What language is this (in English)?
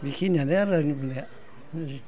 Bodo